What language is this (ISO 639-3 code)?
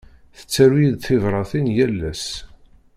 kab